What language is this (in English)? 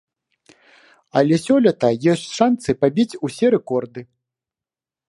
Belarusian